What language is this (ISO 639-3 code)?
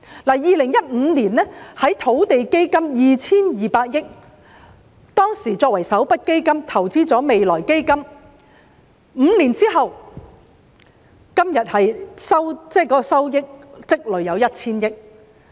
yue